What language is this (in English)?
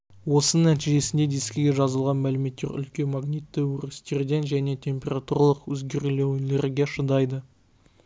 Kazakh